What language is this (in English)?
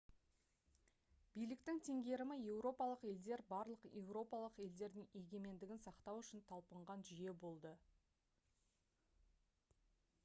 Kazakh